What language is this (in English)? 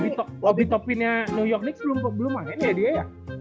Indonesian